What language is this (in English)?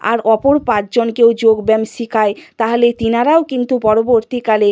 Bangla